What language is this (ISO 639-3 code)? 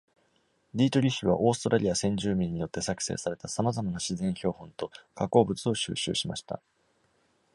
jpn